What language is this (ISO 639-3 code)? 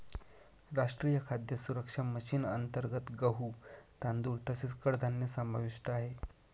mar